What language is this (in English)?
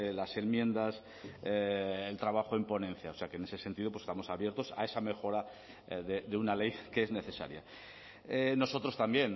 Spanish